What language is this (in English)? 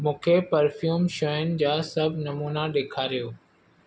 Sindhi